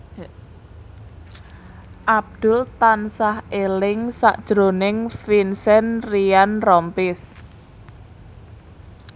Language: Javanese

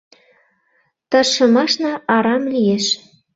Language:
Mari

